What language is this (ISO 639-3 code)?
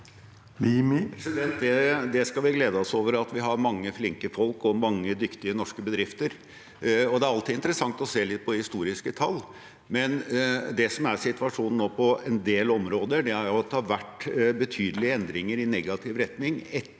nor